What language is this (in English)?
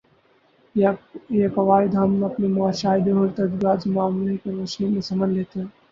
Urdu